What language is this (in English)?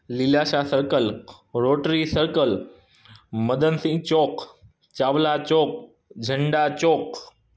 Sindhi